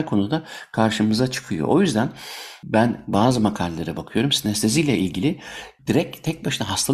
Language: Turkish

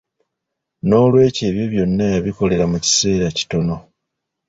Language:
Ganda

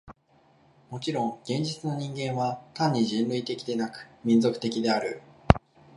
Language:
Japanese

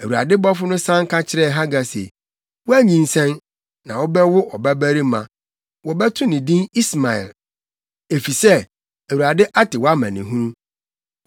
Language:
Akan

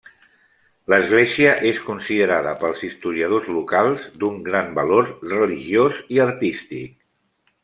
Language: Catalan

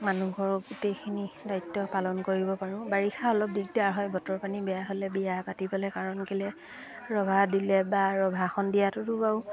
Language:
Assamese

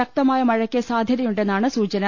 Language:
Malayalam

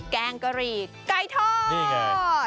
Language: Thai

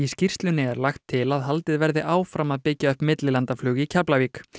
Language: Icelandic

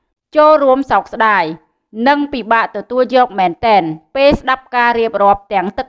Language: Thai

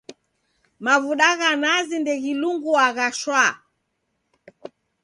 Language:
Taita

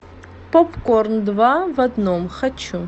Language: Russian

